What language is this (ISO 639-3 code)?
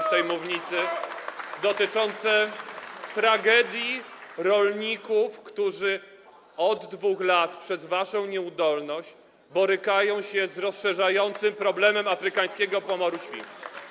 pol